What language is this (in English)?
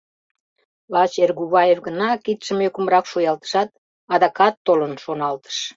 Mari